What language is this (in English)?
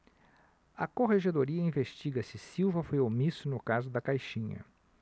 Portuguese